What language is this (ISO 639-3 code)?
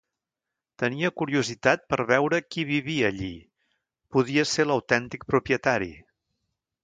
cat